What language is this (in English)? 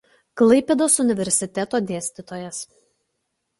Lithuanian